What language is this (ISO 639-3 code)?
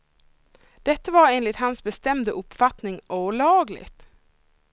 swe